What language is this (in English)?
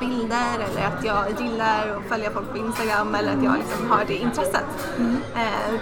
Swedish